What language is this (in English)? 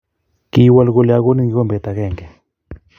Kalenjin